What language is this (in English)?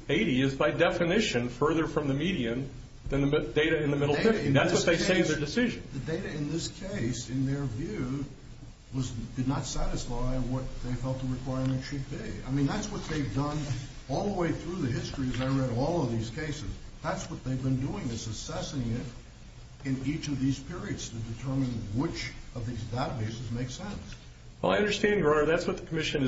English